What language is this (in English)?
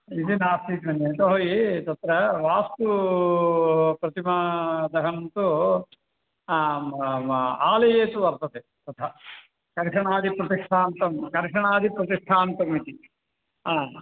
Sanskrit